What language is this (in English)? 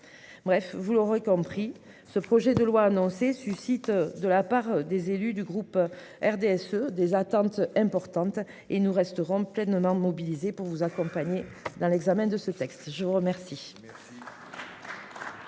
French